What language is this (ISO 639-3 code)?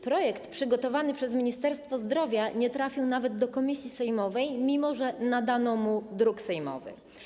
pol